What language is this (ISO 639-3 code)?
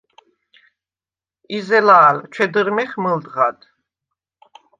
sva